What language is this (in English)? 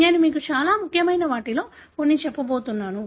Telugu